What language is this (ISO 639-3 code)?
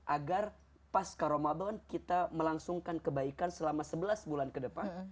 ind